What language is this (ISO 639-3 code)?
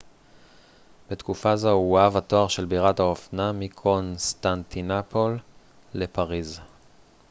heb